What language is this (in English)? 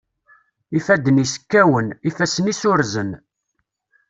Kabyle